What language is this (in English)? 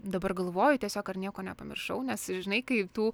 Lithuanian